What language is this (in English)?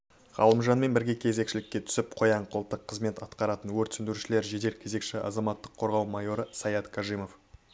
Kazakh